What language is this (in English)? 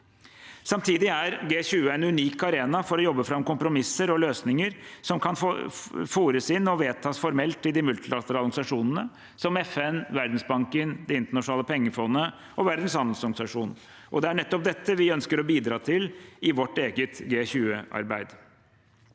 Norwegian